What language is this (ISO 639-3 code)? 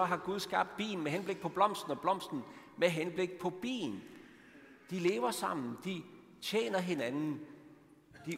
dan